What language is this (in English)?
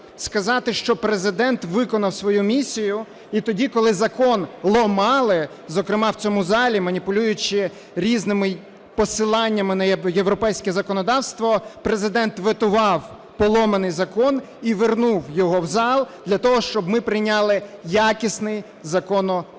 Ukrainian